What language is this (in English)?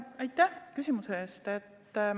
Estonian